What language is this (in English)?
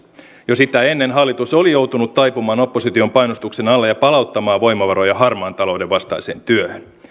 Finnish